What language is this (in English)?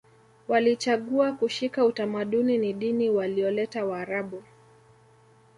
Swahili